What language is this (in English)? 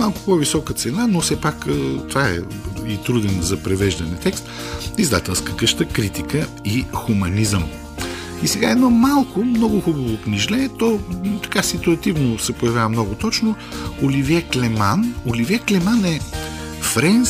Bulgarian